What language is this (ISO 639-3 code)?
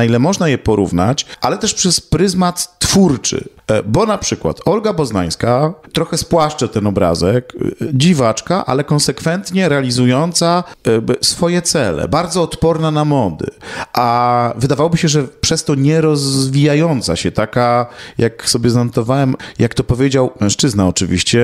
pol